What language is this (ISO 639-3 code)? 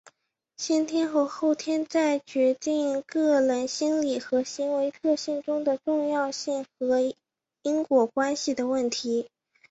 zho